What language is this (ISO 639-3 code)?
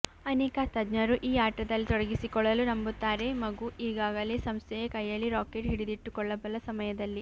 kan